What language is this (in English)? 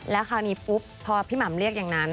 Thai